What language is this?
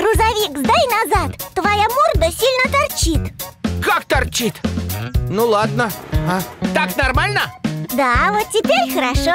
Russian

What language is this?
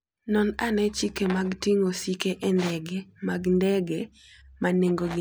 Luo (Kenya and Tanzania)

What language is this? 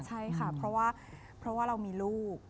Thai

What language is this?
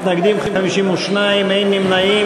Hebrew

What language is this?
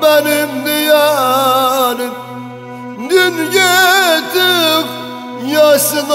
Arabic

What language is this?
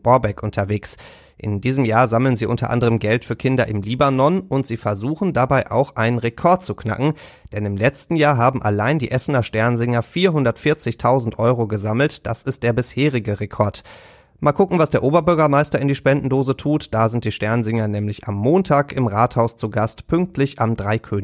German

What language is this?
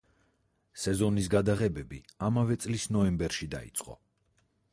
Georgian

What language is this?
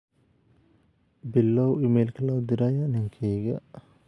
Somali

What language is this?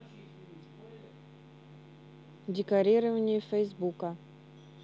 Russian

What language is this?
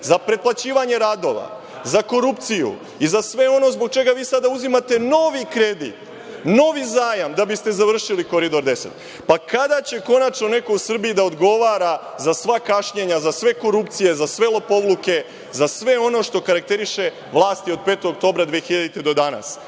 Serbian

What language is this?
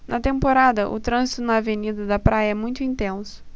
Portuguese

